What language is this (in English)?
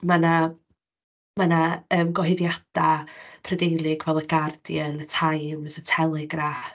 Welsh